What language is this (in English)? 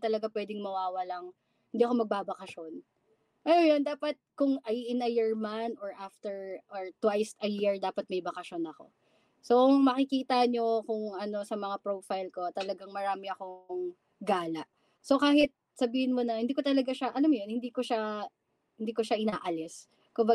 Filipino